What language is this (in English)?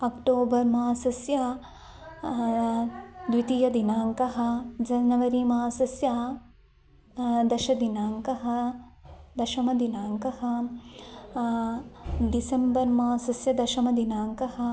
Sanskrit